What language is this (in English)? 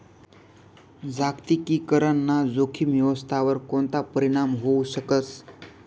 Marathi